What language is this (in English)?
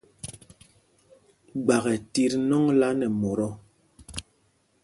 Mpumpong